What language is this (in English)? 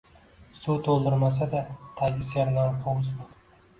Uzbek